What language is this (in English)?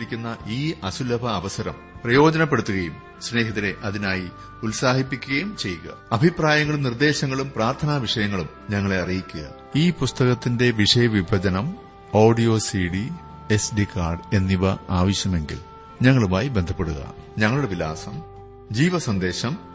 Malayalam